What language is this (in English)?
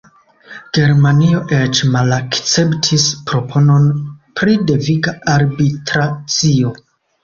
Esperanto